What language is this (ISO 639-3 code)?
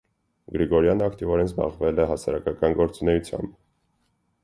hye